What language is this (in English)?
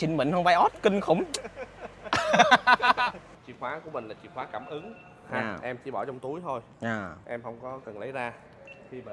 Vietnamese